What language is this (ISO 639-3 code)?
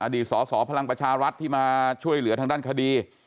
tha